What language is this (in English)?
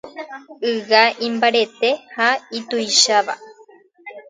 Guarani